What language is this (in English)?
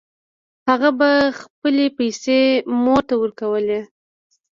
Pashto